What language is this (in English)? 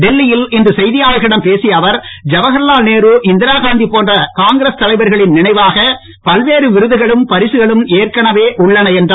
Tamil